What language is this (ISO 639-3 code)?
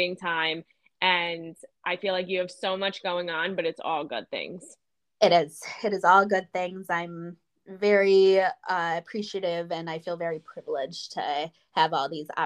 eng